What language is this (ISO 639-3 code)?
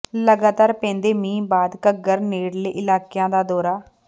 pan